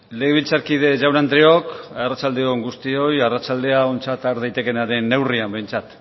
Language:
Basque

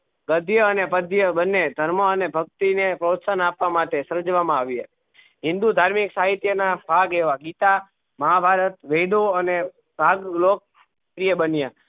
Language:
Gujarati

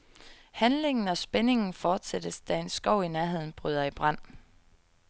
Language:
Danish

